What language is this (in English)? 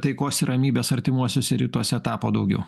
Lithuanian